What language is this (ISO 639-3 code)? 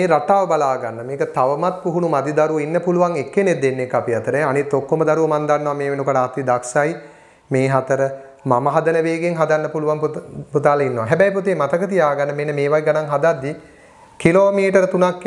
hin